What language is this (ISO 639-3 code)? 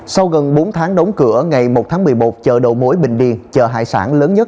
vie